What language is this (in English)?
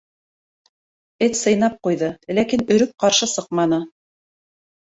Bashkir